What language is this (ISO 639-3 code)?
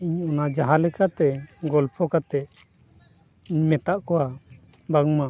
sat